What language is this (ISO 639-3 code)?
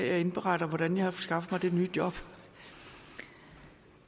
dan